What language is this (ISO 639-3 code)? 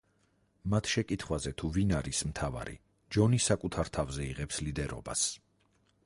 kat